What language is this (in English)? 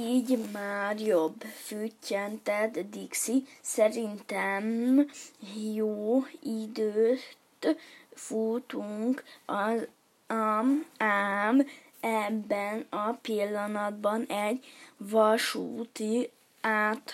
Hungarian